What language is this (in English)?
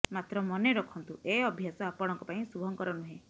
Odia